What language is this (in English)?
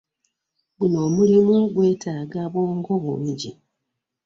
Ganda